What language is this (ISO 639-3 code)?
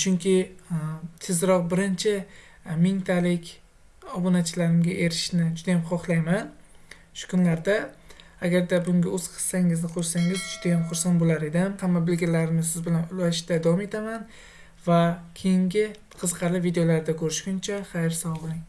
uzb